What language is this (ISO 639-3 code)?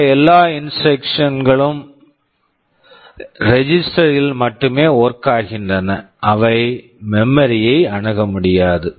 tam